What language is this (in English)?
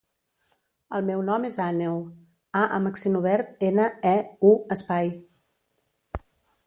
Catalan